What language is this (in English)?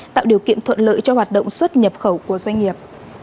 Vietnamese